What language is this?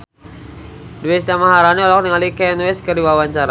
Sundanese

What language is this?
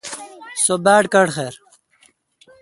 Kalkoti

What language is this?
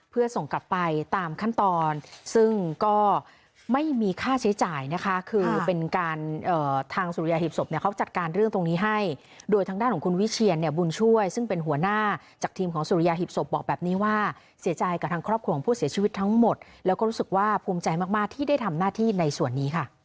Thai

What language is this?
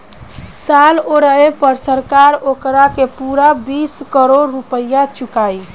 Bhojpuri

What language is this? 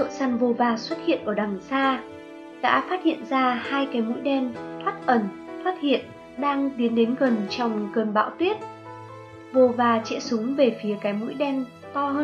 Vietnamese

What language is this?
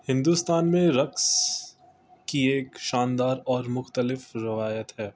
Urdu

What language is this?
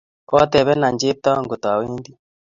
Kalenjin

